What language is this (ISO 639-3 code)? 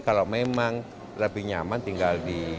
ind